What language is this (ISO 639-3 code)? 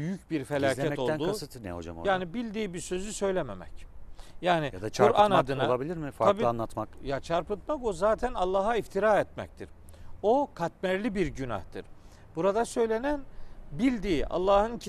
tur